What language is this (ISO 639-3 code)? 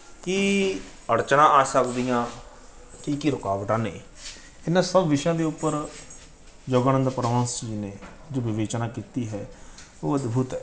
pan